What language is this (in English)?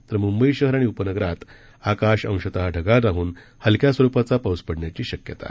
Marathi